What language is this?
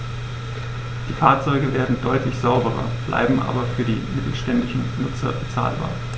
German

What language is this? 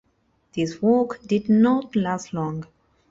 English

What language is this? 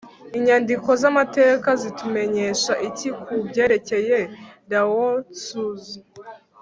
Kinyarwanda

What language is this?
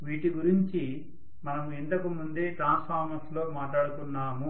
Telugu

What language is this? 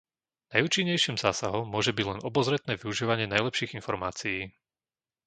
Slovak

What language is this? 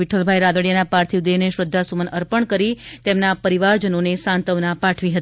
Gujarati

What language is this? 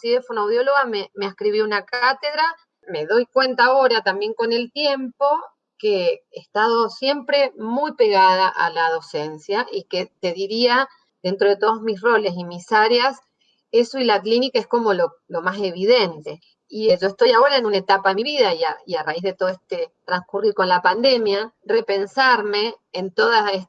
Spanish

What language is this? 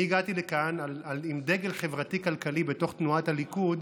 Hebrew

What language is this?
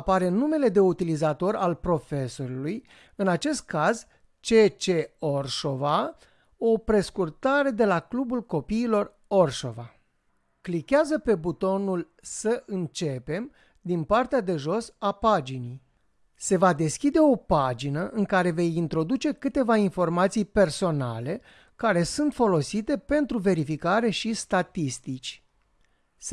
Romanian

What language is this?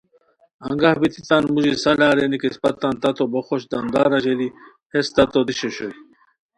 Khowar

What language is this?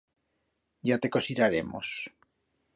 Aragonese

